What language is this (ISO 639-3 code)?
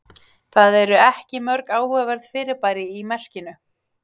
isl